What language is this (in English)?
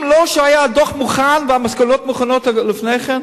Hebrew